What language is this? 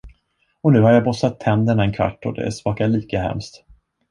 Swedish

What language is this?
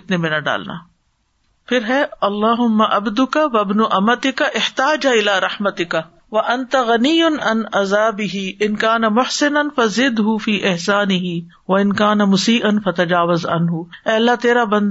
Urdu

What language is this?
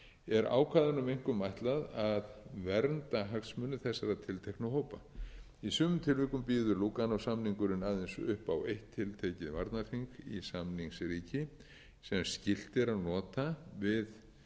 Icelandic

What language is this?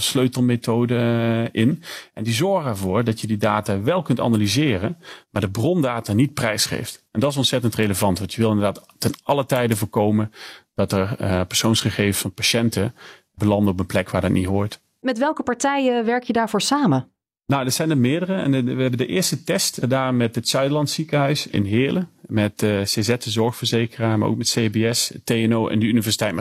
Dutch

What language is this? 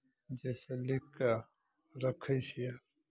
Maithili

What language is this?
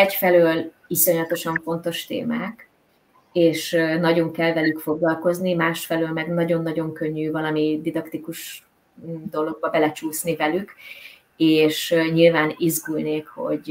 Hungarian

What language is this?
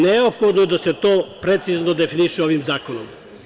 Serbian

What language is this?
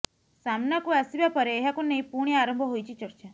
Odia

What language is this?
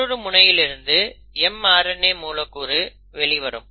Tamil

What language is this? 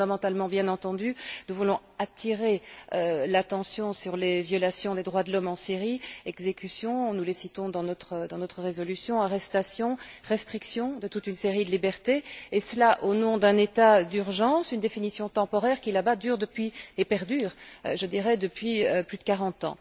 French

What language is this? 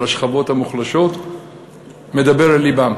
Hebrew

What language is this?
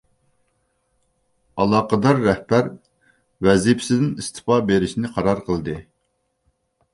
Uyghur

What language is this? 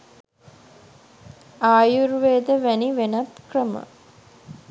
Sinhala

